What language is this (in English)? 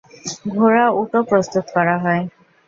Bangla